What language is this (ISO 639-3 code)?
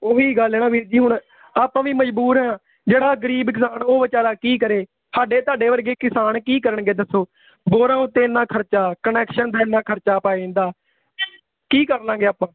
pan